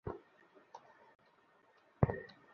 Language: Bangla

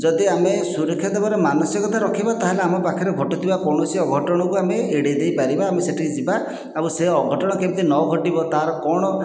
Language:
Odia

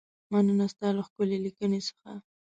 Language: Pashto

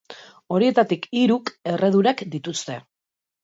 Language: Basque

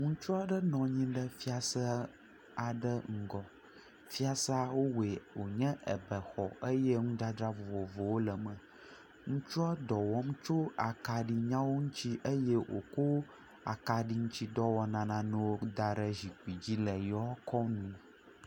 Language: Ewe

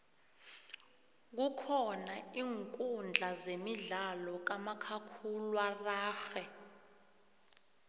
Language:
South Ndebele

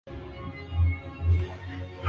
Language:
Swahili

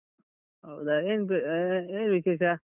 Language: Kannada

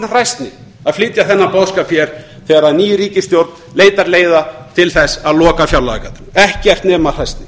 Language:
Icelandic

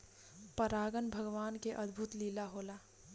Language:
Bhojpuri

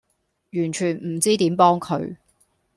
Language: Cantonese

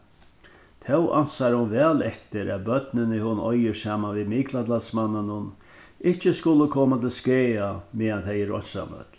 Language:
Faroese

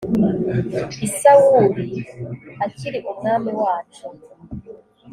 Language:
Kinyarwanda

